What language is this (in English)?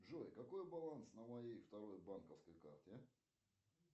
Russian